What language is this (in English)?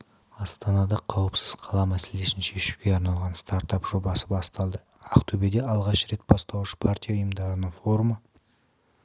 Kazakh